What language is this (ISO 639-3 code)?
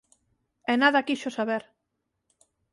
glg